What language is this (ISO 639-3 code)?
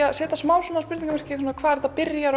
isl